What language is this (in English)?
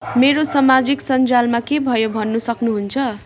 Nepali